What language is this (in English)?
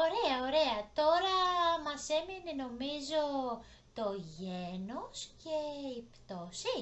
Greek